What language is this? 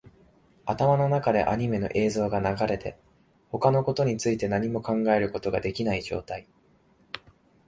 Japanese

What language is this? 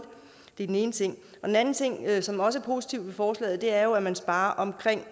Danish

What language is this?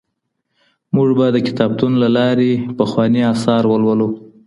Pashto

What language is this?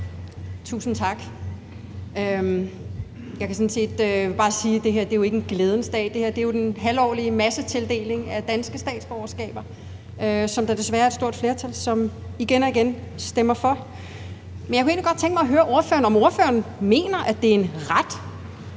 Danish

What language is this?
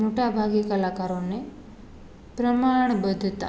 Gujarati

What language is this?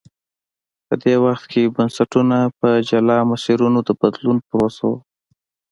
Pashto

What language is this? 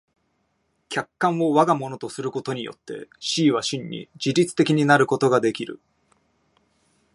Japanese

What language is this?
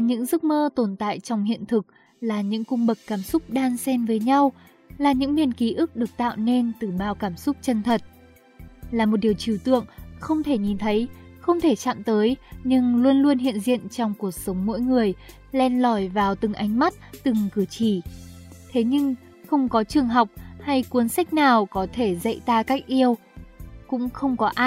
Vietnamese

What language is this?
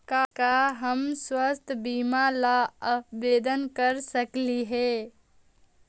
Magahi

